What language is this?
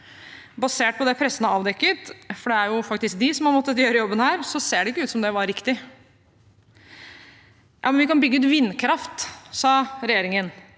Norwegian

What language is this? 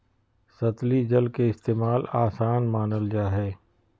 Magahi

